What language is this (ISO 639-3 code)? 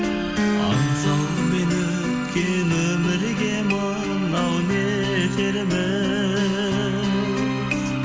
kaz